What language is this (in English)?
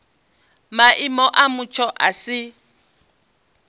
Venda